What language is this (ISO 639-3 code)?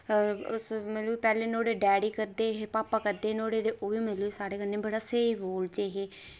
doi